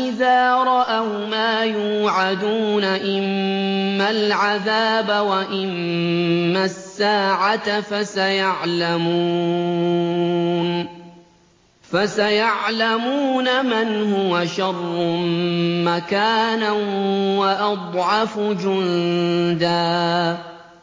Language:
Arabic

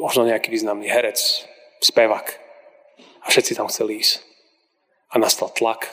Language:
Slovak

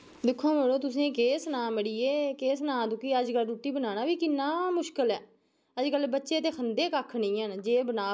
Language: Dogri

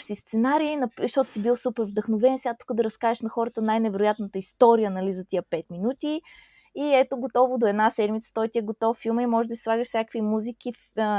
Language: Bulgarian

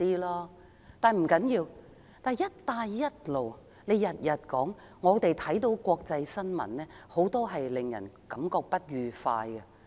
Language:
Cantonese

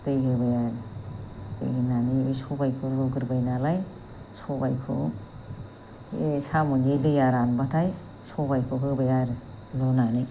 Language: Bodo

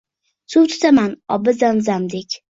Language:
Uzbek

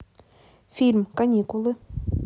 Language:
Russian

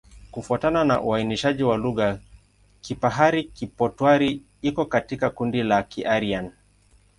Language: Swahili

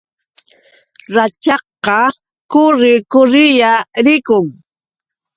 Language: Yauyos Quechua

